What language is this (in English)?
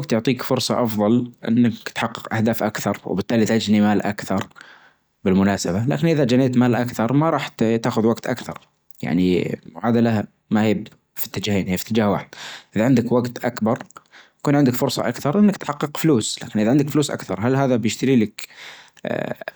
Najdi Arabic